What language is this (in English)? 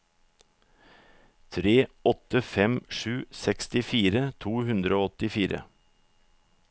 Norwegian